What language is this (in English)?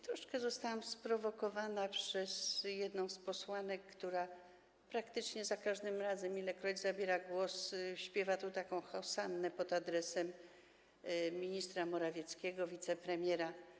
Polish